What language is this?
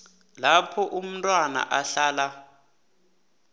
South Ndebele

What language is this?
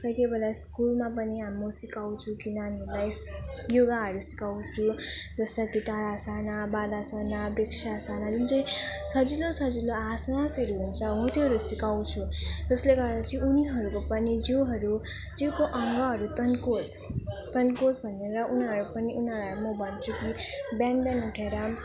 Nepali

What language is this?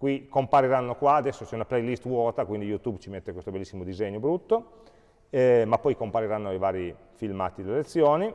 Italian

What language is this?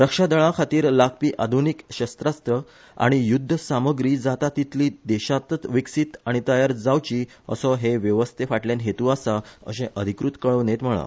Konkani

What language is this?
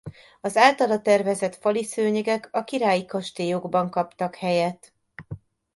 Hungarian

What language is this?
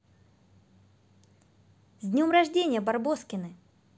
Russian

